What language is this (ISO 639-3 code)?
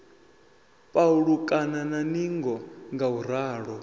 ven